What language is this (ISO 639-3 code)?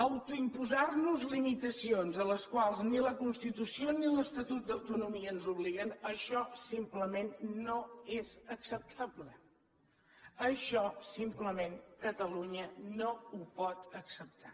cat